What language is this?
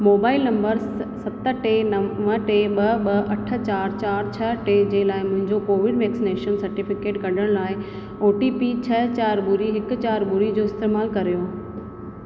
Sindhi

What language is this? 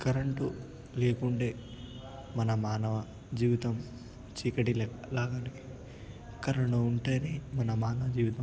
Telugu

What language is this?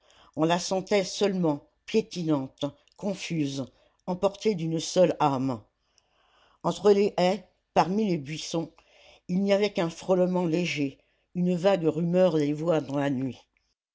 French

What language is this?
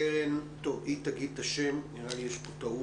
Hebrew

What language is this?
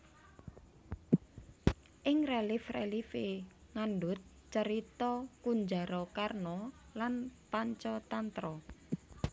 Javanese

